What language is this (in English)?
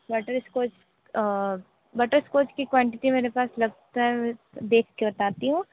Hindi